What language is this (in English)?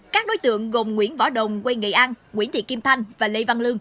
Vietnamese